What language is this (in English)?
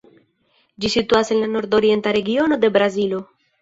Esperanto